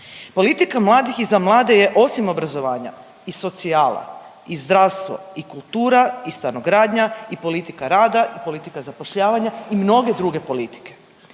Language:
Croatian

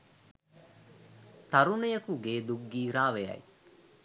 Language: Sinhala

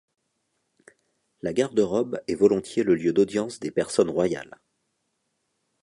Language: French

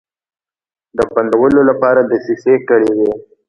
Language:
Pashto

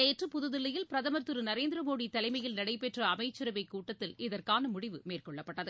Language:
Tamil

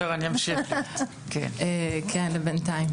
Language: Hebrew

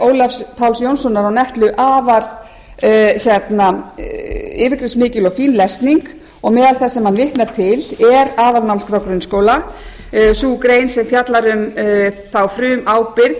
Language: Icelandic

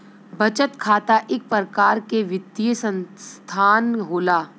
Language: Bhojpuri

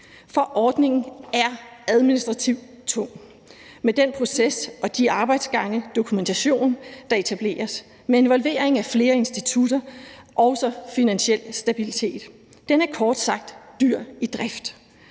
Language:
Danish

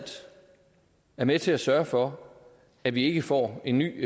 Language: Danish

